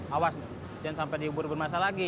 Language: Indonesian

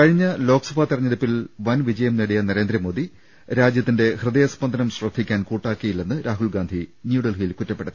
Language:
Malayalam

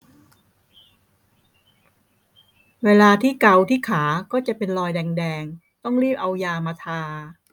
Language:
Thai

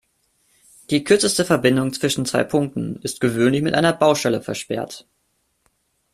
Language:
German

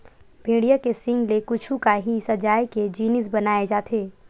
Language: Chhattisgarhi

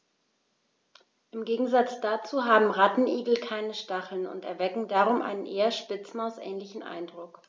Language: German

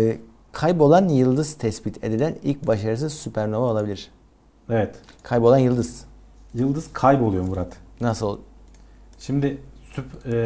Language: Turkish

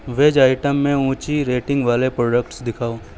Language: Urdu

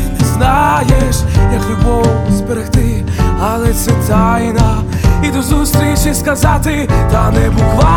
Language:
Ukrainian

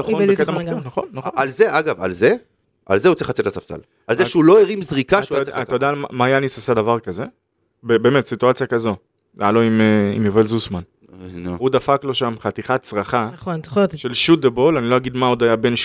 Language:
Hebrew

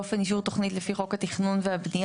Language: Hebrew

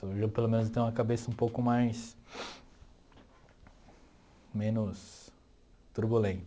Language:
Portuguese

